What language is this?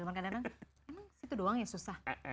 Indonesian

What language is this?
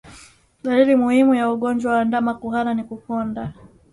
Swahili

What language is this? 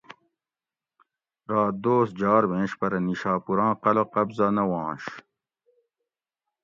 Gawri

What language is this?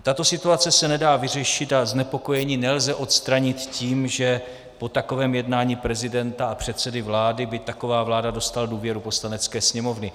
Czech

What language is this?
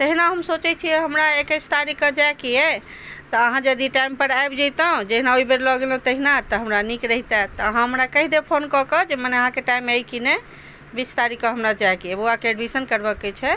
Maithili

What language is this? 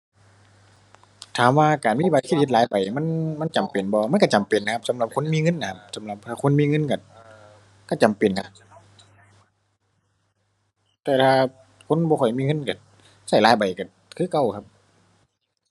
Thai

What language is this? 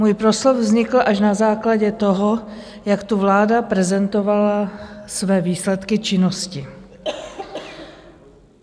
Czech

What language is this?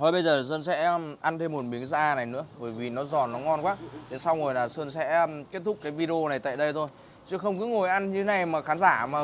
Vietnamese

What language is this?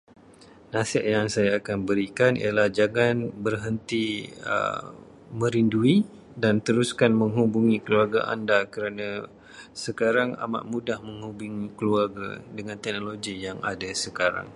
Malay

